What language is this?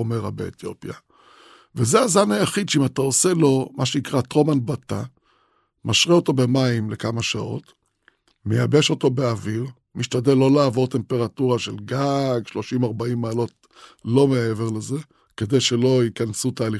Hebrew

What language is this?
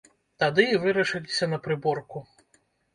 Belarusian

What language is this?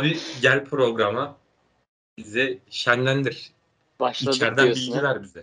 Turkish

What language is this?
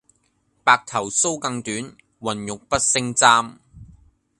Cantonese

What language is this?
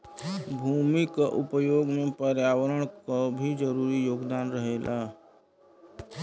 Bhojpuri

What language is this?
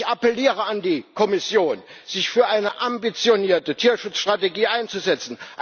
German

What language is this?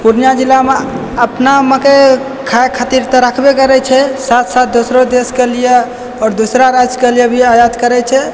Maithili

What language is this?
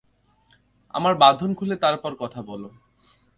Bangla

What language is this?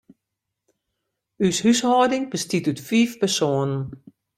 Western Frisian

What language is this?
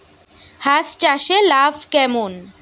Bangla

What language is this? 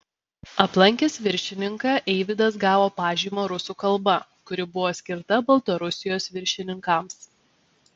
Lithuanian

